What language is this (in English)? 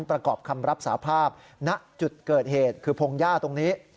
Thai